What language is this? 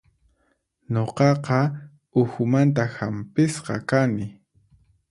Puno Quechua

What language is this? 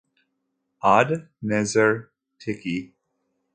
Kabyle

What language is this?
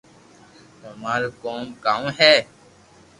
Loarki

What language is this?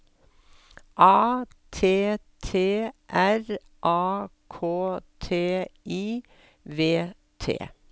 Norwegian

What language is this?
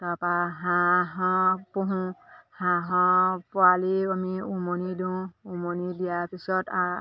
Assamese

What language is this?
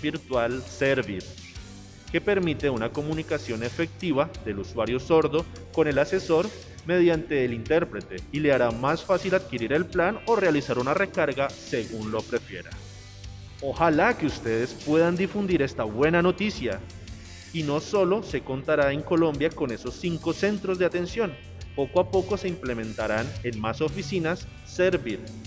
Spanish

